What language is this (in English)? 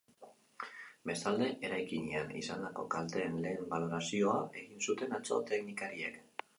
Basque